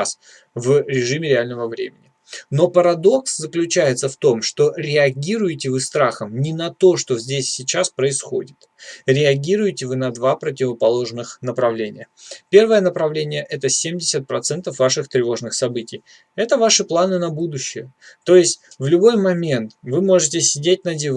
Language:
Russian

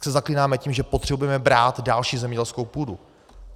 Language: Czech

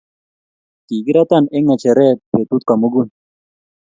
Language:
Kalenjin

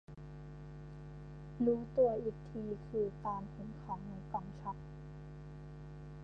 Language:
Thai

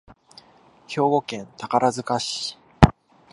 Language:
Japanese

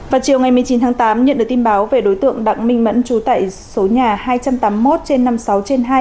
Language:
Vietnamese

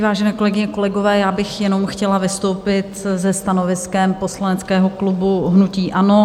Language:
Czech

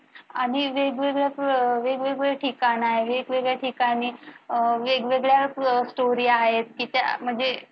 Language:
Marathi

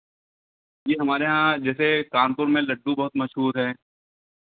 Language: Hindi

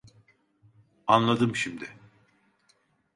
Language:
Turkish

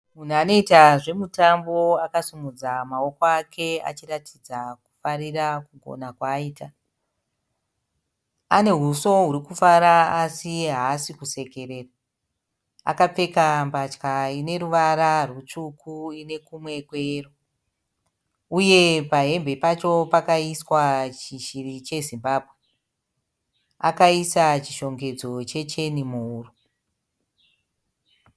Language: Shona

